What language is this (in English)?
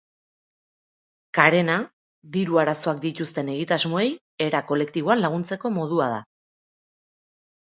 Basque